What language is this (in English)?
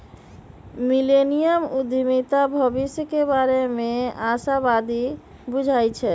Magahi